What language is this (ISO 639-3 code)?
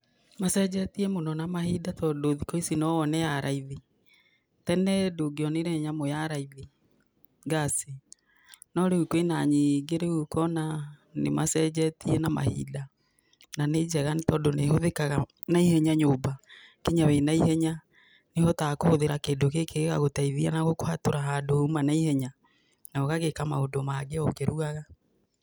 kik